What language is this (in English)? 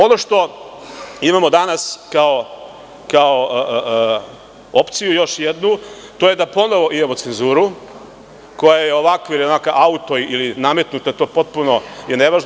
Serbian